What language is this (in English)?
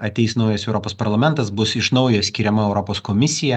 Lithuanian